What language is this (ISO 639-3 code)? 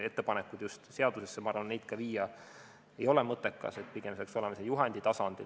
est